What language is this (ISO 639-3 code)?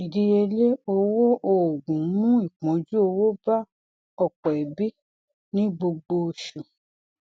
yor